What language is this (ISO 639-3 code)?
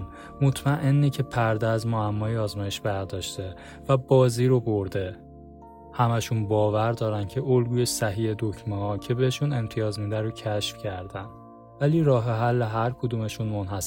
fas